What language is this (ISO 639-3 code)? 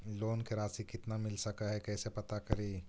mag